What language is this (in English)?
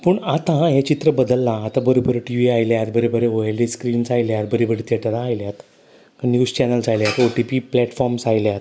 Konkani